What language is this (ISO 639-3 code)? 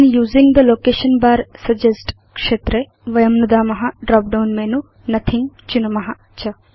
san